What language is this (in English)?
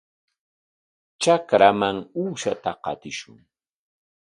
Corongo Ancash Quechua